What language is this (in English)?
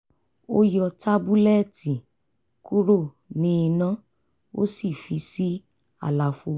Yoruba